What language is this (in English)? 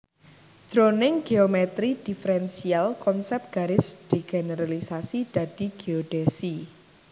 Javanese